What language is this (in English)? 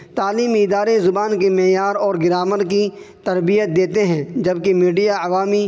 Urdu